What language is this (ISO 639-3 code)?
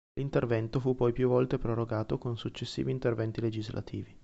ita